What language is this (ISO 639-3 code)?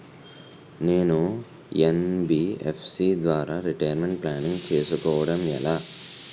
tel